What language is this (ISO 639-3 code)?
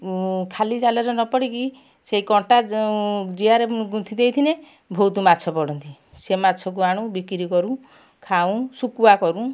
ori